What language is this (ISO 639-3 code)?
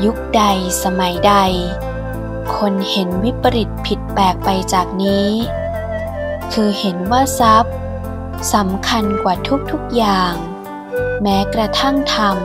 tha